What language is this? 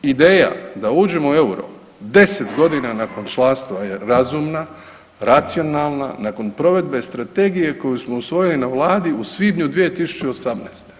Croatian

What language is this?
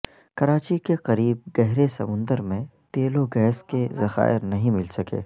Urdu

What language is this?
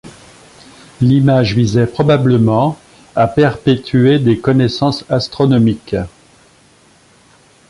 French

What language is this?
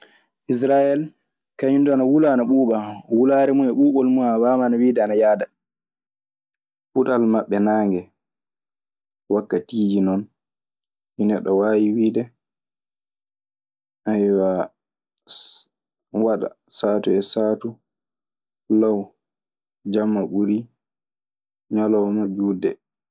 Maasina Fulfulde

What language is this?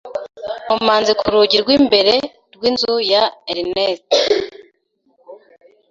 Kinyarwanda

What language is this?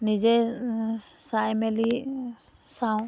Assamese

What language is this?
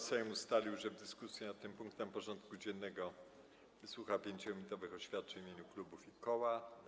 Polish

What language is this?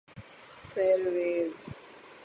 Urdu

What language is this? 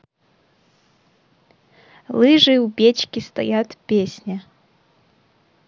Russian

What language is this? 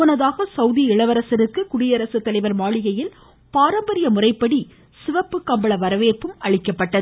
Tamil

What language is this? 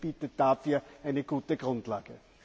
German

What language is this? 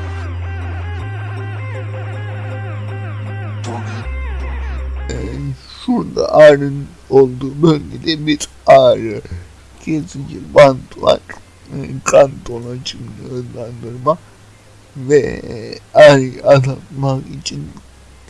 Turkish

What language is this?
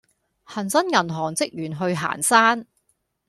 Cantonese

